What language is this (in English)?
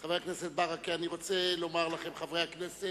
Hebrew